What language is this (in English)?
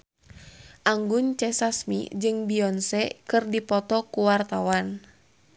Sundanese